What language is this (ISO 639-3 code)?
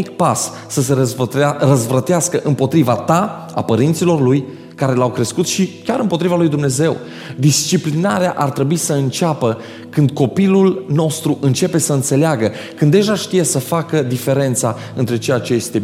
ron